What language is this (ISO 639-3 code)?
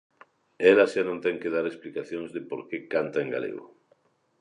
glg